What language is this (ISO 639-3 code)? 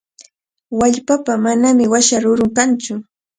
qvl